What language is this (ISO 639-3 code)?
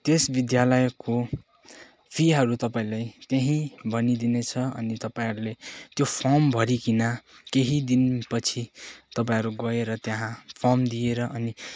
nep